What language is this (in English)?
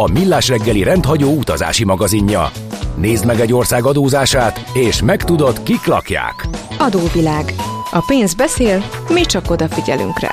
Hungarian